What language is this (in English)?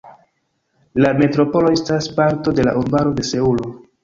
Esperanto